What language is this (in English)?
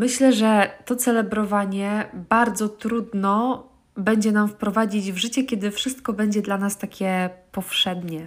Polish